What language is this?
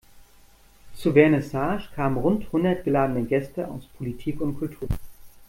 German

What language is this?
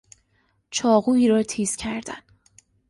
Persian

